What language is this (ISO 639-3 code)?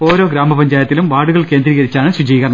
mal